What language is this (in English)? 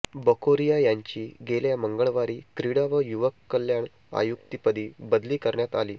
Marathi